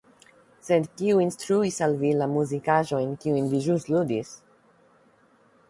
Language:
Esperanto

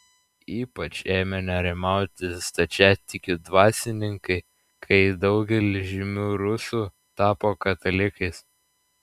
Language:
Lithuanian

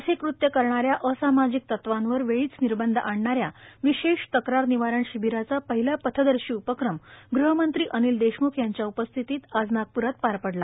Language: Marathi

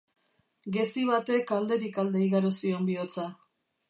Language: Basque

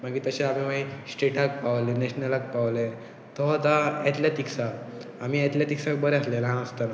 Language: Konkani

